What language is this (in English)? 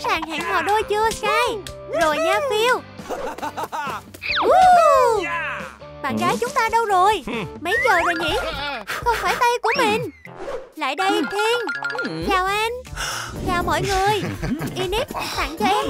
Vietnamese